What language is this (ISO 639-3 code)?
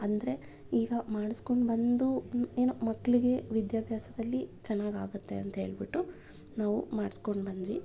kan